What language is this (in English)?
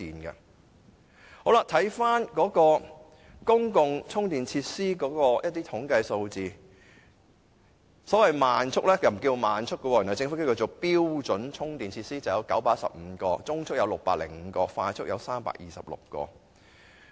Cantonese